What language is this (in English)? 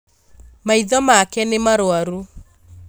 Kikuyu